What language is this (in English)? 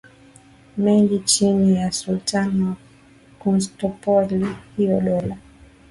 Swahili